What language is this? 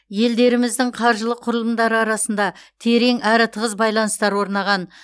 Kazakh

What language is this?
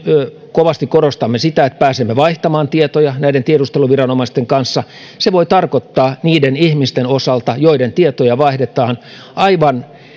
Finnish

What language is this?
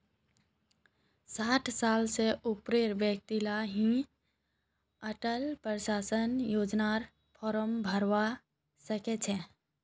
Magahi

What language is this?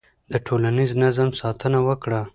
Pashto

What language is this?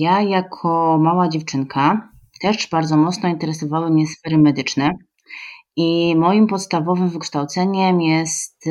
Polish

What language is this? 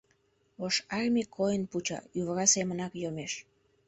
Mari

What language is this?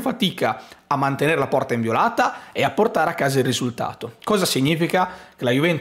Italian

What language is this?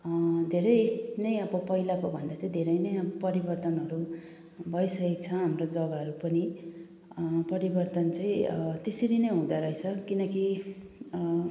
Nepali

